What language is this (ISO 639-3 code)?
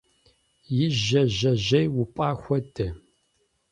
kbd